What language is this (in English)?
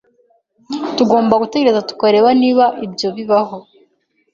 Kinyarwanda